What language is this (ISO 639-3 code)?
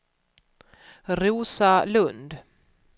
swe